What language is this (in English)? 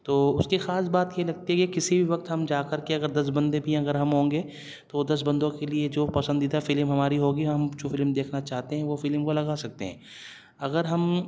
Urdu